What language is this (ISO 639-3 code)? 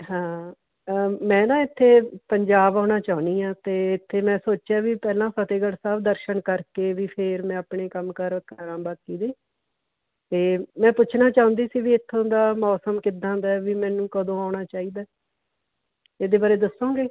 pan